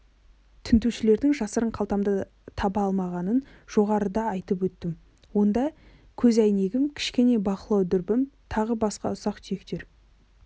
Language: Kazakh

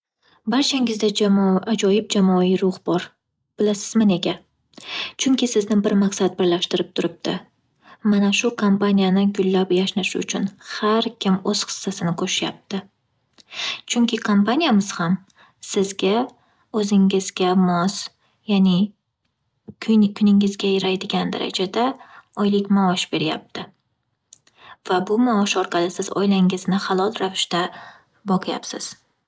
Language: Uzbek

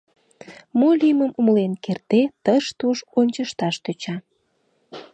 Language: Mari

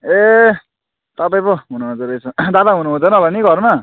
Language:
Nepali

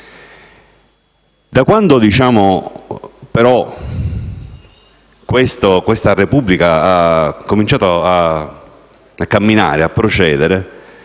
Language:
Italian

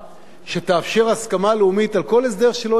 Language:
Hebrew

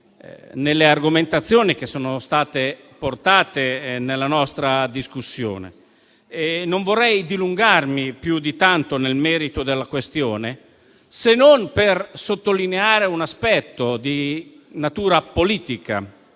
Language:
Italian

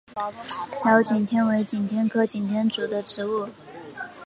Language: Chinese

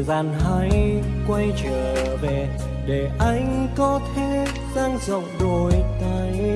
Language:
Vietnamese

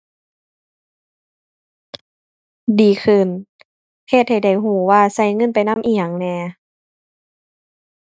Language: Thai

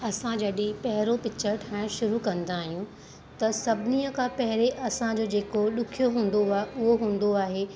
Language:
Sindhi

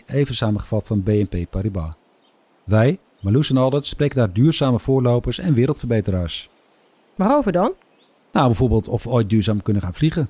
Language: Dutch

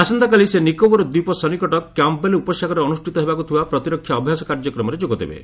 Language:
Odia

